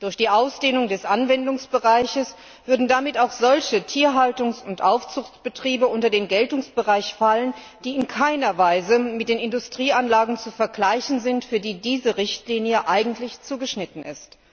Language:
German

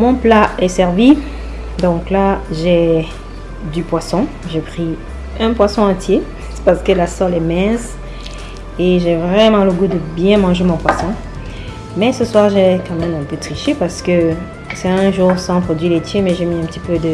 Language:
French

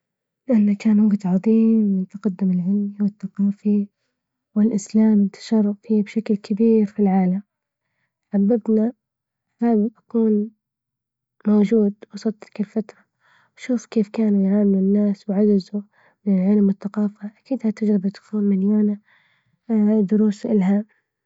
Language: Libyan Arabic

